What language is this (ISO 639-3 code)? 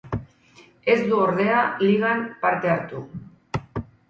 eus